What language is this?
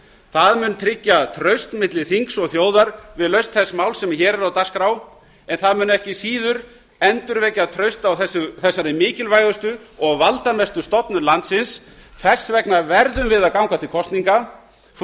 Icelandic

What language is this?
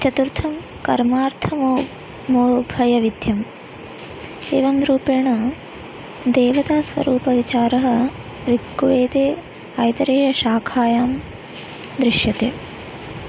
Sanskrit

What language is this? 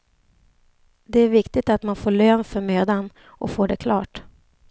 Swedish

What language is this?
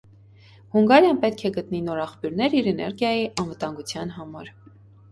Armenian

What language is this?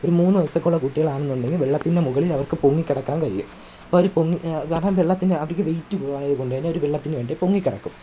Malayalam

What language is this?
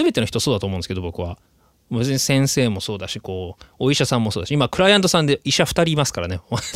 Japanese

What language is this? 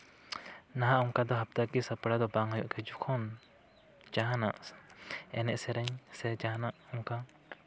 Santali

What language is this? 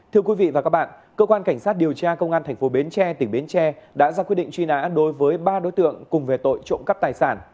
Vietnamese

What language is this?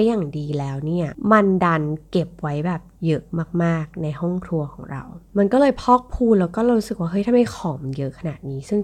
Thai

